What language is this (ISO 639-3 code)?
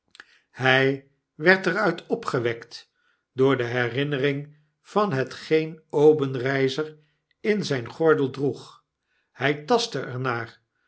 nld